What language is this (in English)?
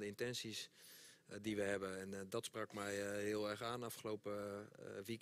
Dutch